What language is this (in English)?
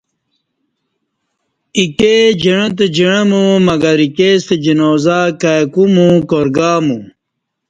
Kati